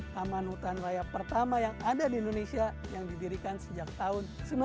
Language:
Indonesian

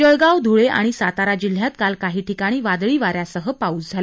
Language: Marathi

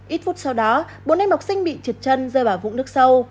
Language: Vietnamese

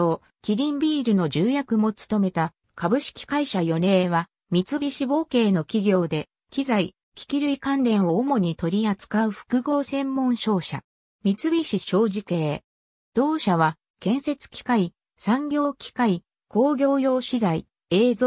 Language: Japanese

